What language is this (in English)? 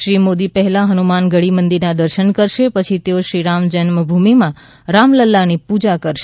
Gujarati